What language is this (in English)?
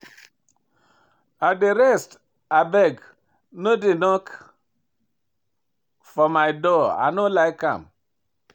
Nigerian Pidgin